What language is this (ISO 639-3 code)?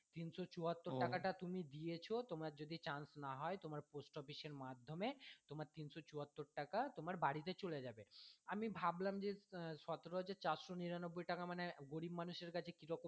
ben